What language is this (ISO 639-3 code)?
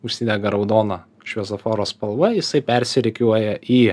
lit